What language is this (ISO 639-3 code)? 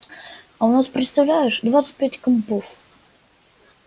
rus